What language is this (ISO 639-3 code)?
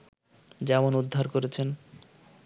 ben